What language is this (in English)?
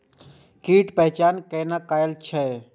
Maithili